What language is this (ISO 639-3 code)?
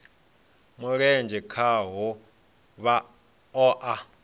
ven